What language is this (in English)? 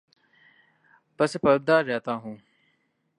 Urdu